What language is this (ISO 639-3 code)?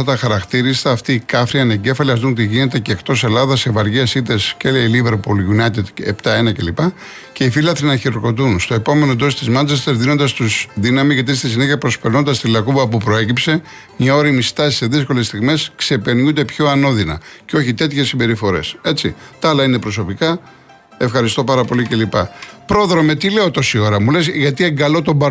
ell